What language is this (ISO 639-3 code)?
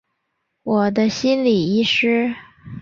zho